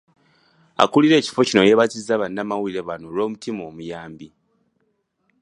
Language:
Ganda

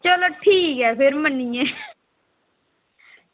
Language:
Dogri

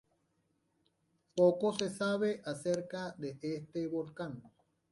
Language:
Spanish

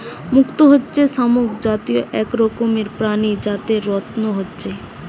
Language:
Bangla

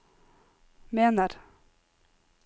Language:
Norwegian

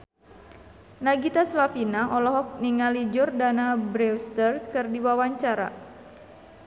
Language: Sundanese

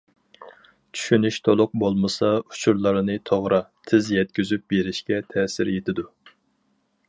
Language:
Uyghur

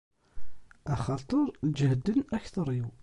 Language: Kabyle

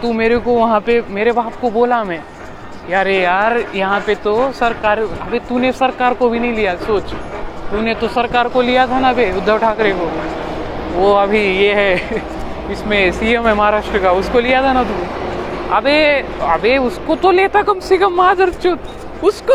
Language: Marathi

